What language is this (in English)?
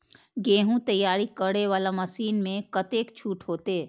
Maithili